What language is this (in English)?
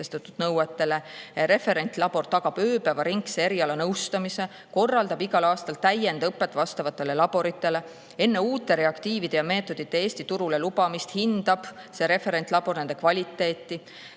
Estonian